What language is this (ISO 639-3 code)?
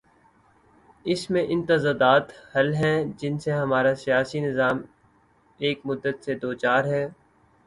urd